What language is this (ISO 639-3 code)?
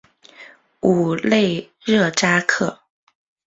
zho